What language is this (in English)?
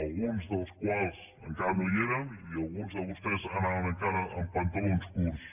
Catalan